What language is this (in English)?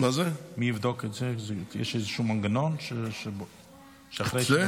Hebrew